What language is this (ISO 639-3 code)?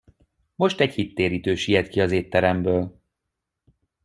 hun